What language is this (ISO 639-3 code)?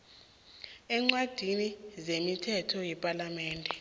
nbl